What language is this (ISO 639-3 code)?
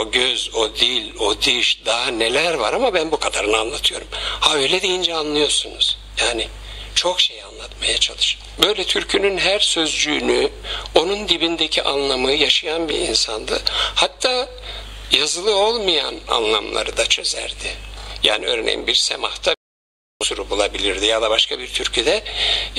tur